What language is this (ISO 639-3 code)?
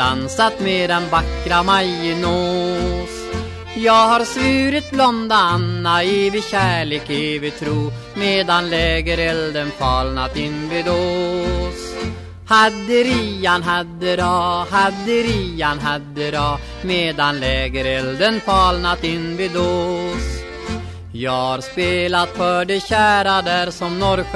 swe